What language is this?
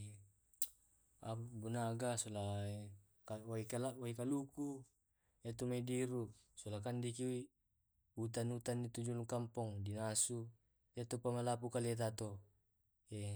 Tae'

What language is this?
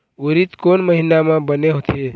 Chhattisgarhi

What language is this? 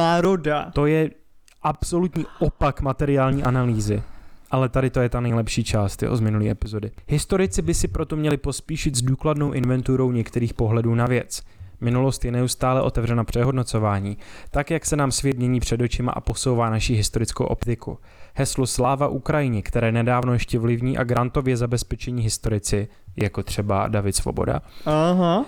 Czech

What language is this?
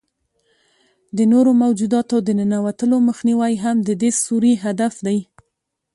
Pashto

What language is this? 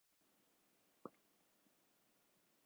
Urdu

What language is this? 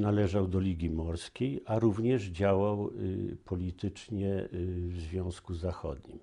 Polish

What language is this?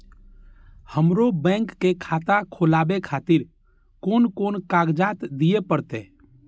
Maithili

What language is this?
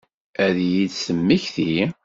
Kabyle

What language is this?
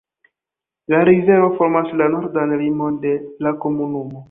Esperanto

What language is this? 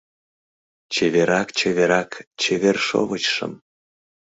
Mari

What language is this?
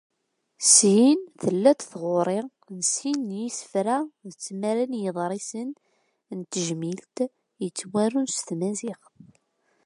Kabyle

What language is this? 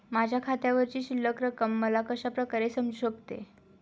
Marathi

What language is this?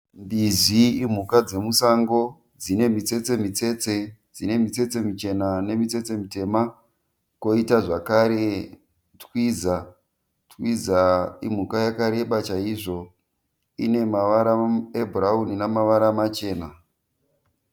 Shona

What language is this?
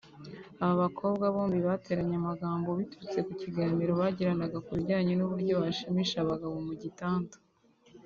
Kinyarwanda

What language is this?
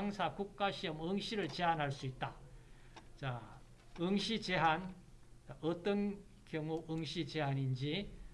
Korean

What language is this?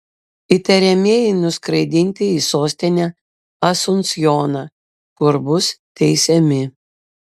Lithuanian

